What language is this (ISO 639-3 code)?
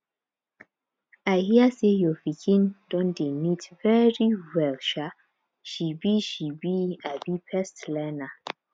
pcm